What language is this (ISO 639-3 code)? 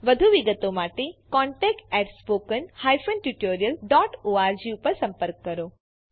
guj